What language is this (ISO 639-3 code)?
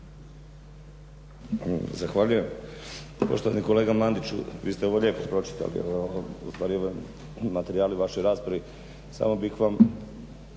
hrv